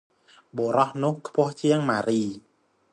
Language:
Khmer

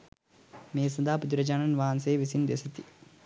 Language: Sinhala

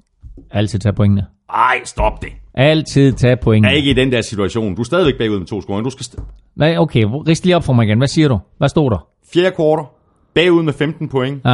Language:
Danish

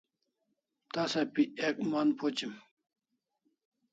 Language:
Kalasha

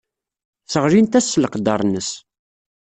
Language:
Kabyle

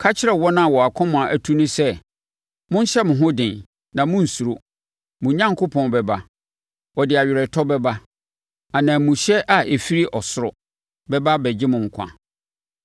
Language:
Akan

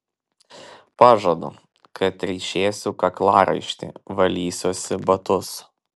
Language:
Lithuanian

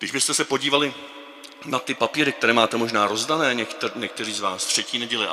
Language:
Czech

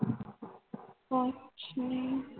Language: Punjabi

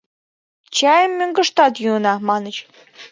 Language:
Mari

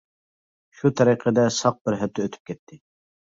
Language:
Uyghur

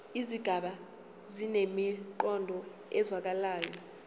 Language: Zulu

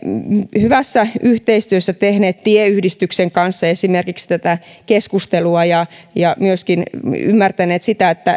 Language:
Finnish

